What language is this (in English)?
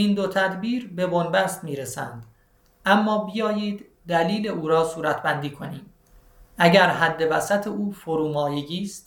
Persian